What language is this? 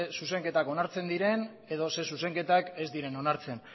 Basque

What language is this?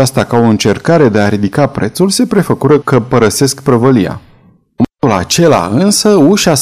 Romanian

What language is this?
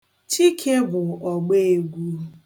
Igbo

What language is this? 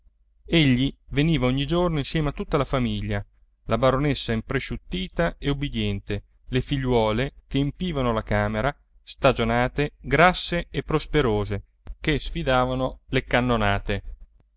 Italian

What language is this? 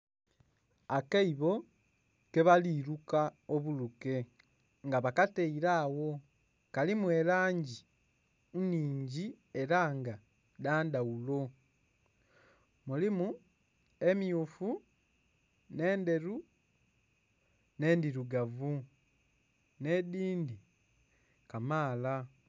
Soga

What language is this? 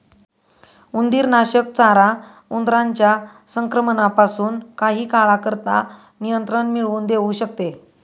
Marathi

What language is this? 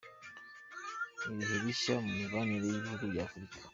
Kinyarwanda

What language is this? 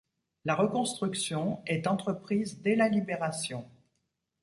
French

